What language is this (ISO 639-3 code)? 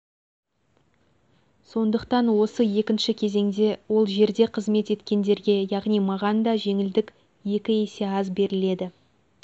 kaz